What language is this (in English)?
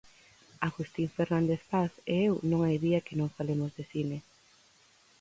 Galician